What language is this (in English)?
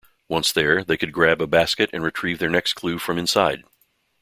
English